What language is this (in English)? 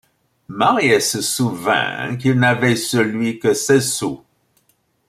French